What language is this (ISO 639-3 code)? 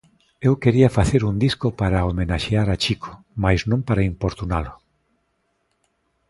glg